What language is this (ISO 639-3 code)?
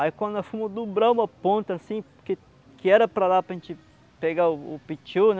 por